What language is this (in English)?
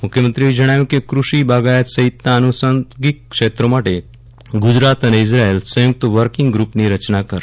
Gujarati